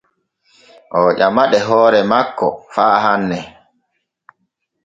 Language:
Borgu Fulfulde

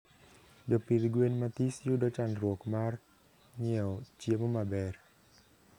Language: Luo (Kenya and Tanzania)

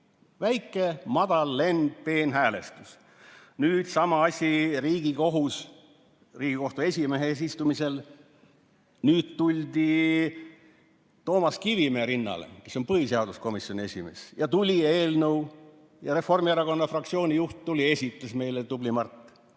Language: Estonian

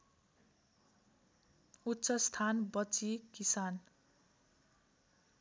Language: Nepali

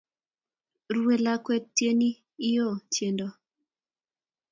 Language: Kalenjin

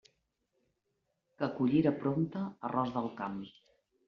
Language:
Catalan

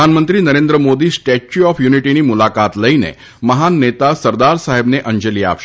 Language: Gujarati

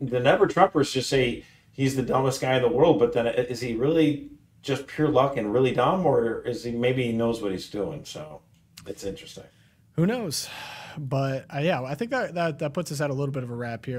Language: English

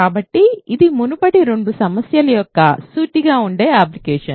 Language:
Telugu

